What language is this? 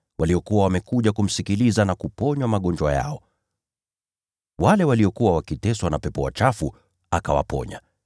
Swahili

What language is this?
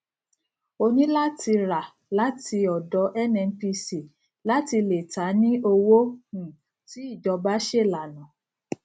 Yoruba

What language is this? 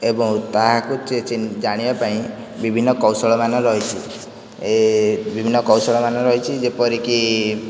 Odia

